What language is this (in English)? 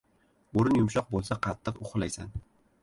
Uzbek